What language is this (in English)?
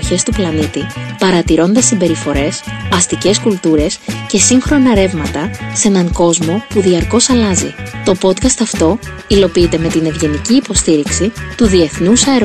Greek